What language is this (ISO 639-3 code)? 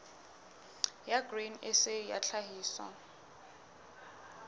sot